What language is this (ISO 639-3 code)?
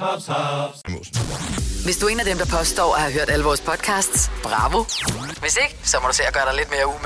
dan